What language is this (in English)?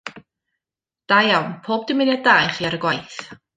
Welsh